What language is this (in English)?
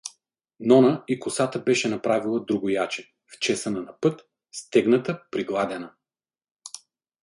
Bulgarian